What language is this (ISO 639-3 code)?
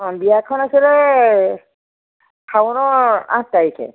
asm